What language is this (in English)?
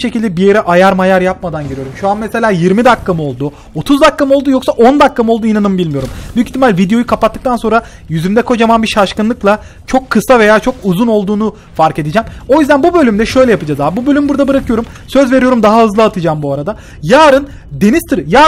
Turkish